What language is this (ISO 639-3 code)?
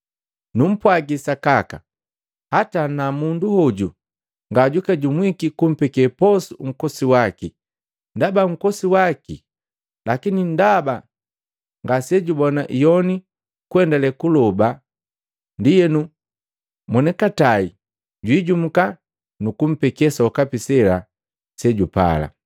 mgv